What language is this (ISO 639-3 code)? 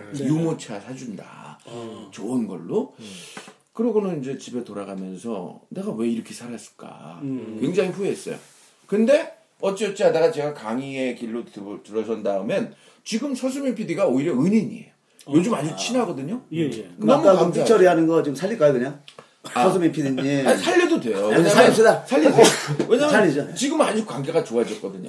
kor